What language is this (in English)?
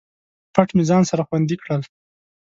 Pashto